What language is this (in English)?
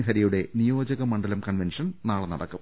Malayalam